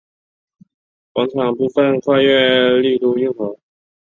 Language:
Chinese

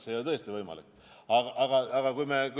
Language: Estonian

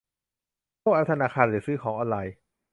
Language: Thai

